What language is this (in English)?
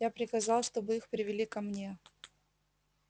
Russian